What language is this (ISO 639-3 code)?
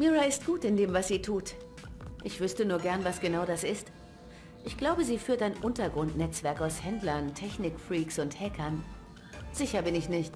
deu